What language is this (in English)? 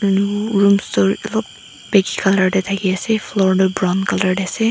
Naga Pidgin